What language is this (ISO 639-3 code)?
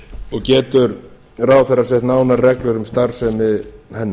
isl